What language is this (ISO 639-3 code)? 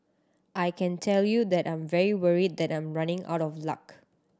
eng